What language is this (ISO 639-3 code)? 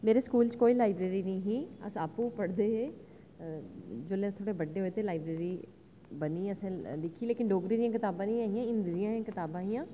doi